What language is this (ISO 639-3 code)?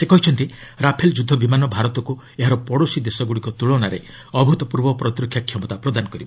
ori